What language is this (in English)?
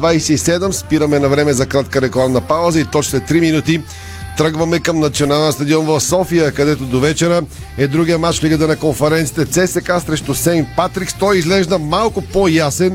Bulgarian